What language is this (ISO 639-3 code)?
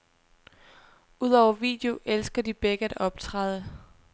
dan